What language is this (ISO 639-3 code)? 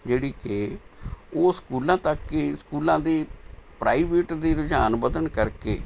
pan